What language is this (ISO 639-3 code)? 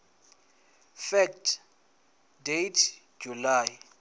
ven